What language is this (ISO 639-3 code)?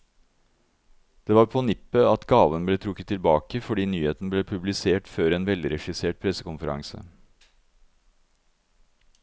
nor